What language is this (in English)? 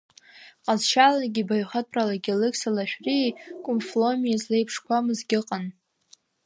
Abkhazian